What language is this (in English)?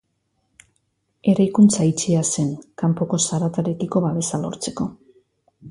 Basque